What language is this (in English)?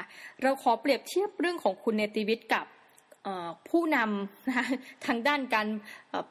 Thai